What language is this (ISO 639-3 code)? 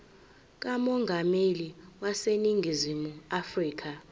zul